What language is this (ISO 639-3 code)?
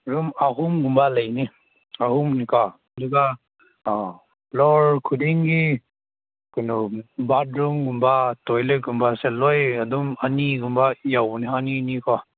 mni